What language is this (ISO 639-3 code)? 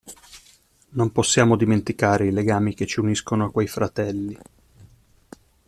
ita